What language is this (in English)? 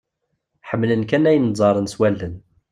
Kabyle